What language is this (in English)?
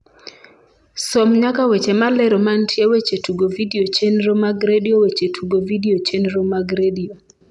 Luo (Kenya and Tanzania)